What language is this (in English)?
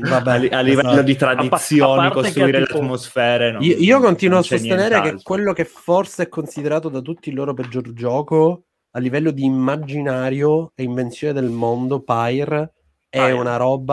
Italian